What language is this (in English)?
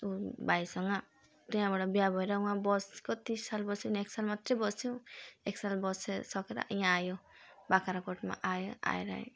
Nepali